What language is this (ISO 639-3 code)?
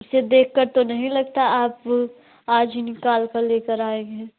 hin